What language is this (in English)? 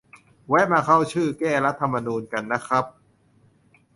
Thai